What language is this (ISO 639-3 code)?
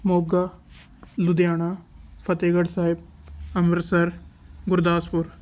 pan